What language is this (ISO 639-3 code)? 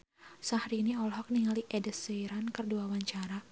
sun